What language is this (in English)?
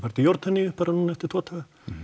Icelandic